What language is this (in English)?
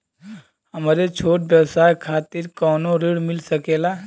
Bhojpuri